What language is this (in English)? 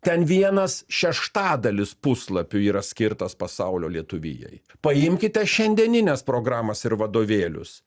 Lithuanian